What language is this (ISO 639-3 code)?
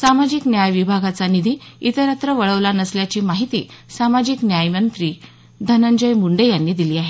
mar